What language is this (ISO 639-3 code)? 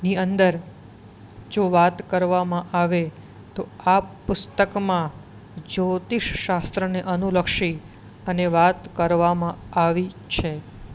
guj